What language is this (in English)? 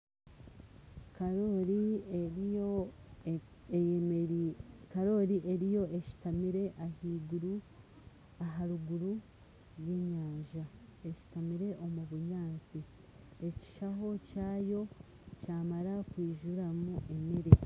Nyankole